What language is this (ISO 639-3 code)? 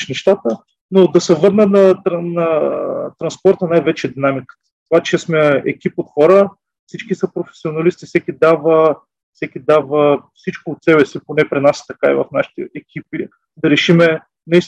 bul